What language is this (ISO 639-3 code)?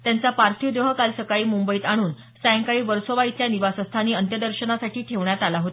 mar